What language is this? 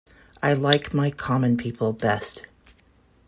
English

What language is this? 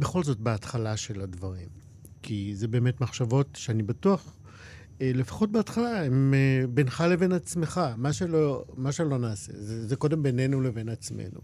Hebrew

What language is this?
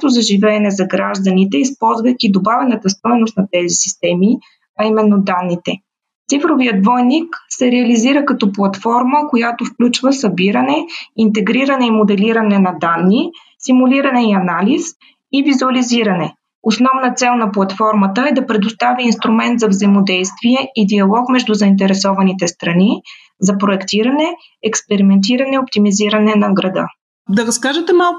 Bulgarian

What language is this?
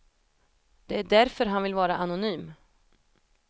Swedish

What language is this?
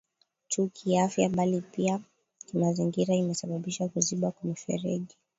Swahili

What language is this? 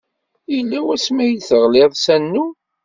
Kabyle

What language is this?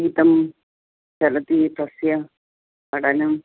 Sanskrit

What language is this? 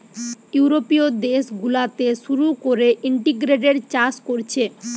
Bangla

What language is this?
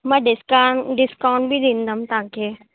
Sindhi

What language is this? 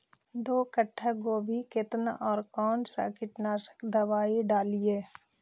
Magahi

